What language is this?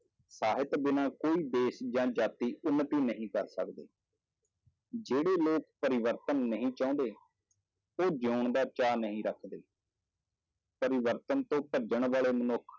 Punjabi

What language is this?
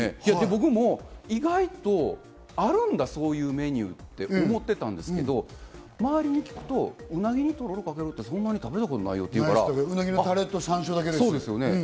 Japanese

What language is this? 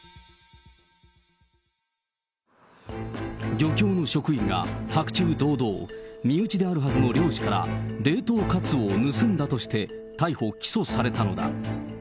Japanese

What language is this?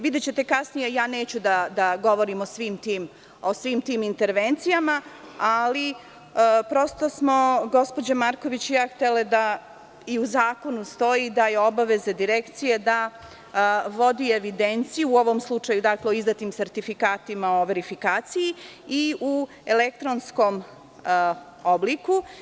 Serbian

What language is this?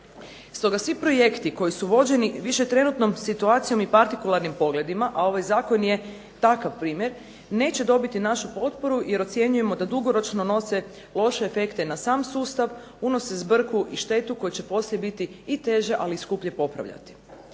Croatian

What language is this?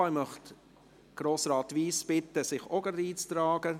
Swiss German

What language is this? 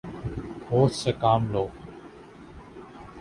Urdu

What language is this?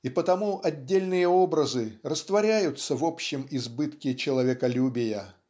Russian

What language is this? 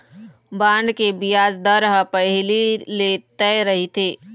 Chhattisgarhi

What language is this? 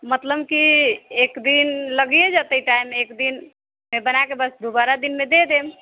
Maithili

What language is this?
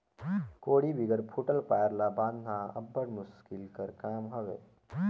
Chhattisgarhi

